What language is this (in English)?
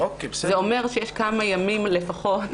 Hebrew